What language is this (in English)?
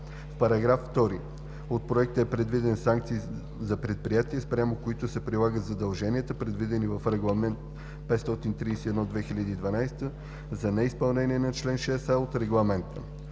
Bulgarian